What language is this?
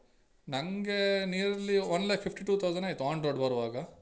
Kannada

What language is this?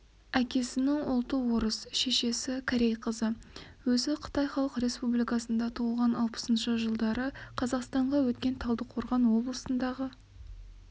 Kazakh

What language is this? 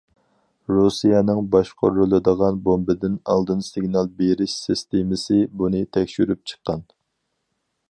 Uyghur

